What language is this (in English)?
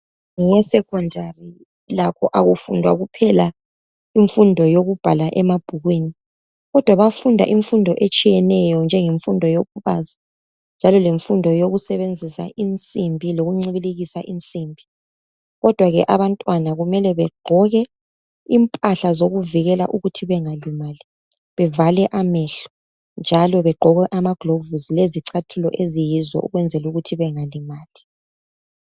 North Ndebele